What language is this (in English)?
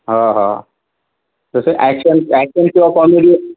Marathi